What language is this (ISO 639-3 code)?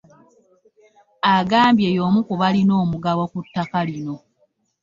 lug